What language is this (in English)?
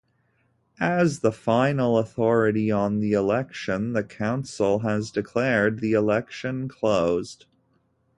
English